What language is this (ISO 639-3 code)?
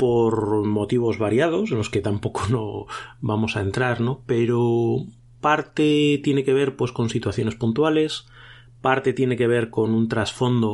spa